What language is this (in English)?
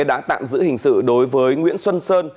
Vietnamese